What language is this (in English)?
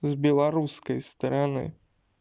Russian